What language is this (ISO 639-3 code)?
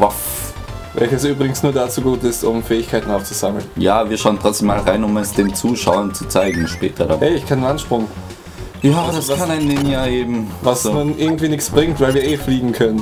deu